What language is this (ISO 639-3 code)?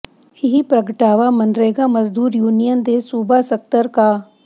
pan